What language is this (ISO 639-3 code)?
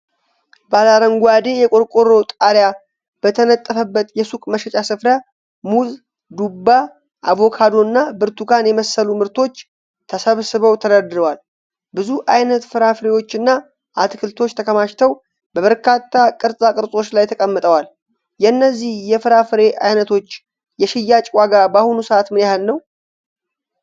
amh